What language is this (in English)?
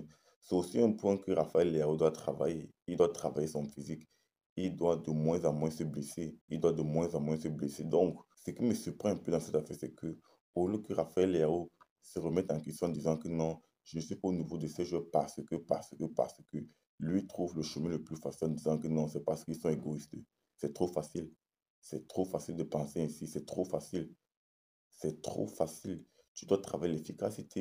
French